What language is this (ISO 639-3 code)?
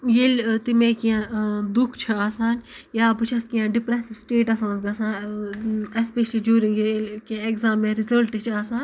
kas